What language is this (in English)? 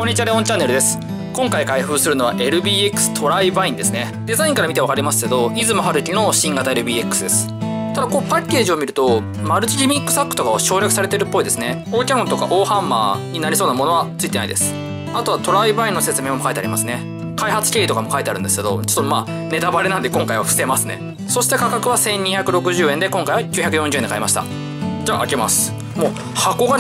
Japanese